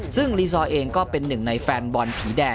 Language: Thai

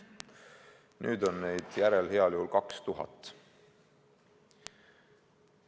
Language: Estonian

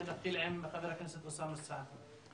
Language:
Hebrew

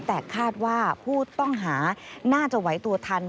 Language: Thai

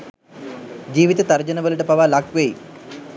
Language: Sinhala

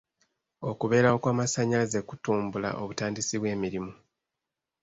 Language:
Ganda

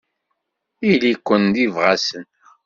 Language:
Kabyle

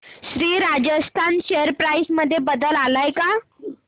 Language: Marathi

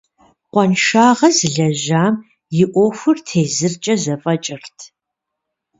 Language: Kabardian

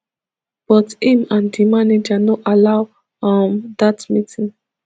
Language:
Nigerian Pidgin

